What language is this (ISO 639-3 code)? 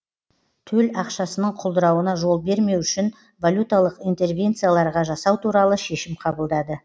kaz